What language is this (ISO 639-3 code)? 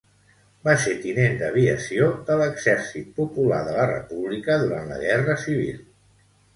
cat